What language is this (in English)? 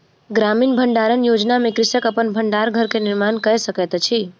Maithili